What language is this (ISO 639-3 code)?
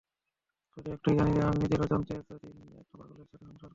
ben